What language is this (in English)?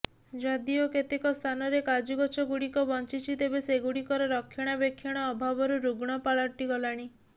Odia